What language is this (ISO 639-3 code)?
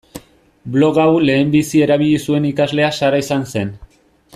eus